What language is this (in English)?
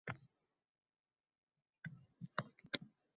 Uzbek